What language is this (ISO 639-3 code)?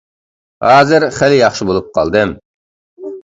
uig